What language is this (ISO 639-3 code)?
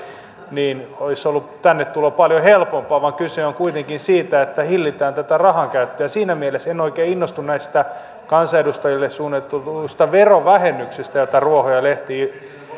fin